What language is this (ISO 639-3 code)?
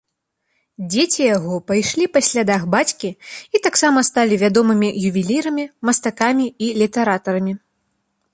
bel